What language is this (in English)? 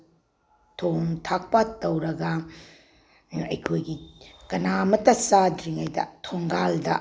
Manipuri